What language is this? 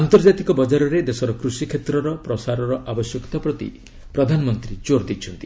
Odia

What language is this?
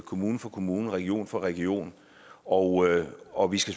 Danish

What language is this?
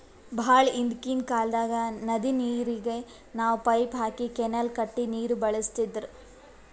Kannada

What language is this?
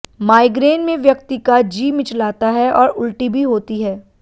Hindi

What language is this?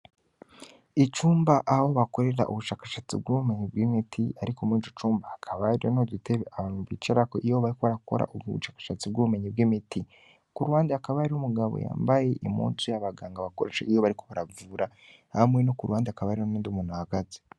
Rundi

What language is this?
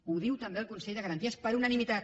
Catalan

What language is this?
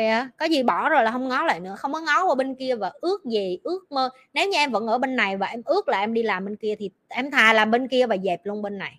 Vietnamese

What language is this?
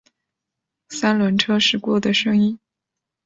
Chinese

